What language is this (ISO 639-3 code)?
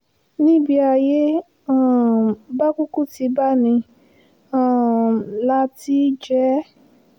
yor